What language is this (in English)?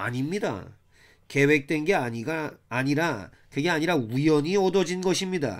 Korean